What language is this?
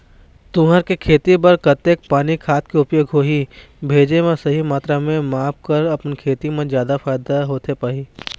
Chhattisgarhi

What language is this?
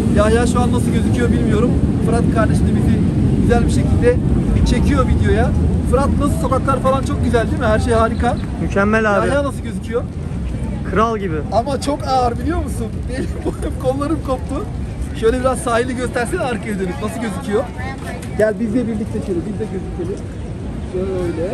Turkish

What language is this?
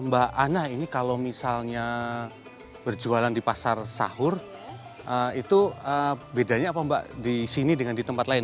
Indonesian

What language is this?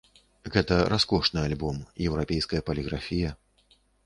Belarusian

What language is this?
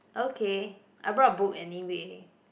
English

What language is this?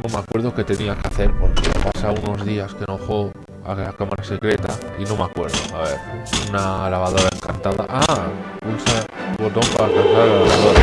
Spanish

